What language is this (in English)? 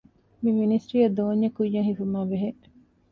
Divehi